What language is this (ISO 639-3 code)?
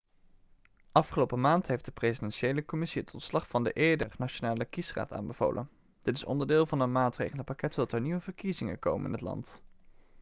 nld